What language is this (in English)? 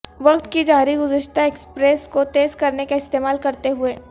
Urdu